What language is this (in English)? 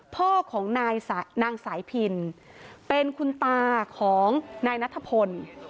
Thai